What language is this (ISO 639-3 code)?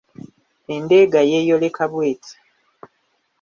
lug